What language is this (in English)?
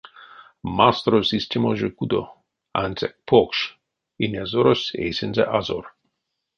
Erzya